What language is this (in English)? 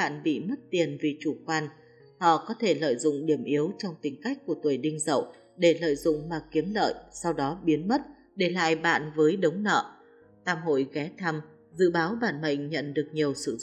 Vietnamese